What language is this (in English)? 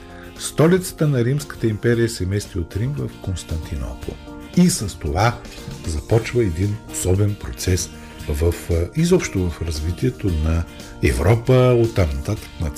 Bulgarian